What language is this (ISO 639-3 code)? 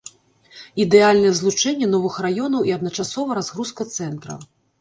bel